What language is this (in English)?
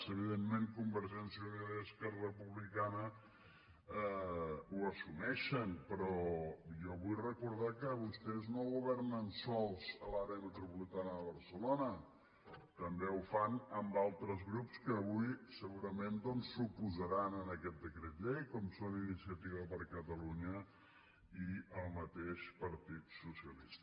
Catalan